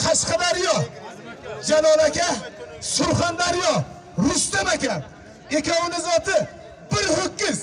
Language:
Turkish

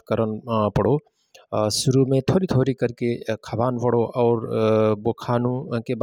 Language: Rana Tharu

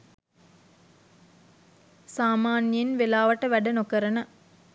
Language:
Sinhala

